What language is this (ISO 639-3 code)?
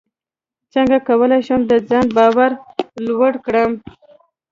pus